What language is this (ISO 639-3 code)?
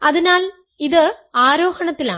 mal